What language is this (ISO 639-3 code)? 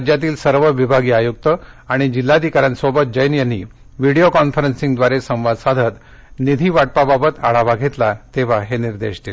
mar